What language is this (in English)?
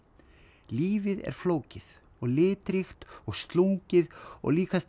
Icelandic